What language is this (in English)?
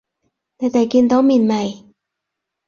Cantonese